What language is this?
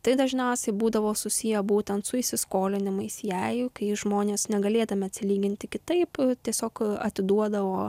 Lithuanian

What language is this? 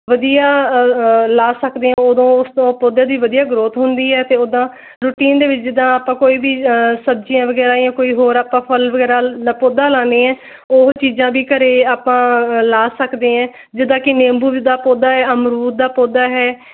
Punjabi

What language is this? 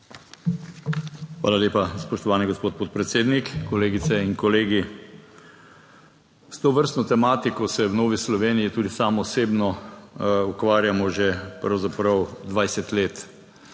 Slovenian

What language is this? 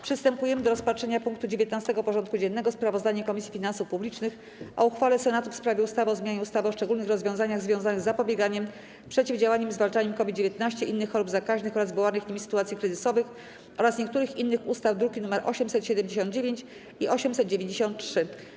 Polish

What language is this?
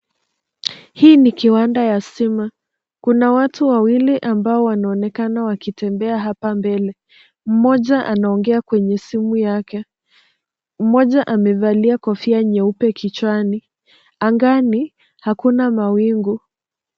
Swahili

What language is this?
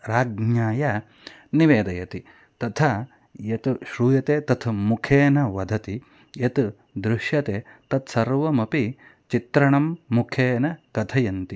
Sanskrit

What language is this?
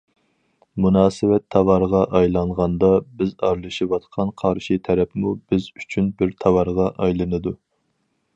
Uyghur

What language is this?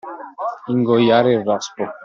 Italian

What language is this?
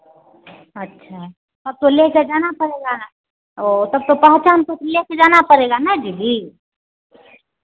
Hindi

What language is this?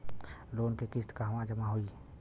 Bhojpuri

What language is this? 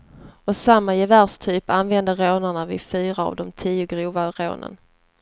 Swedish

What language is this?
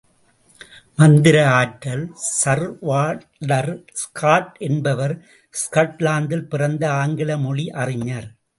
Tamil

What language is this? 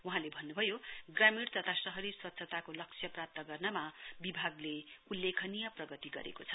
Nepali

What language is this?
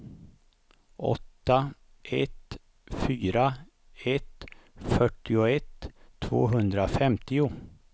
Swedish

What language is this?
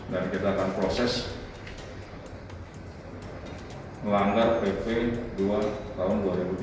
Indonesian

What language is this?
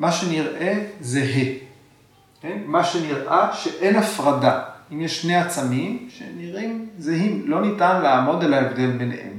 Hebrew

